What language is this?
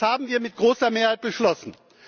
German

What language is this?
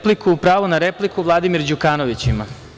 Serbian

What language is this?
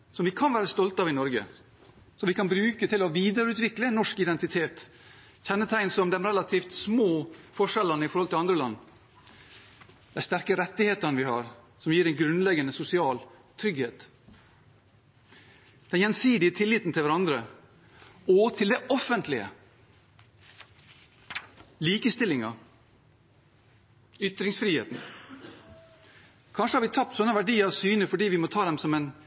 Norwegian Bokmål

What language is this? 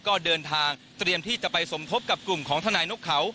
Thai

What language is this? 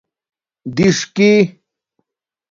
Domaaki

